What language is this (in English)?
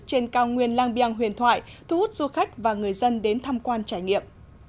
Vietnamese